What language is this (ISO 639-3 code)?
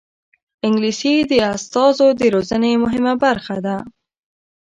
pus